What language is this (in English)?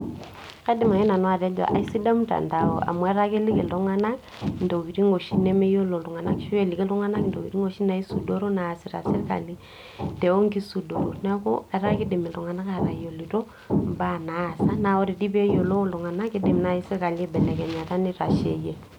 Masai